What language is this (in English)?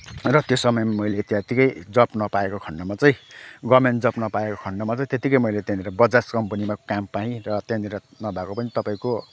Nepali